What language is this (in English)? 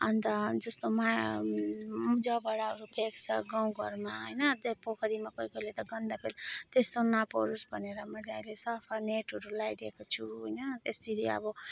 Nepali